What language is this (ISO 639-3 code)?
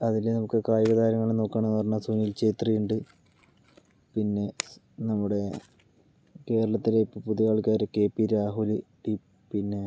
mal